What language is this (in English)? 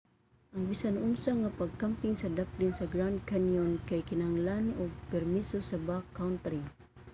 Cebuano